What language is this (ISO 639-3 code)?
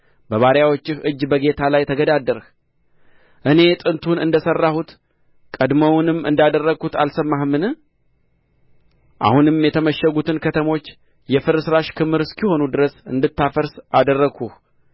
amh